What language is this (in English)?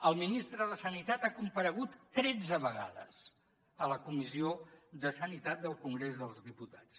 Catalan